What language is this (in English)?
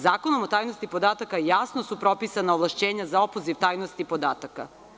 Serbian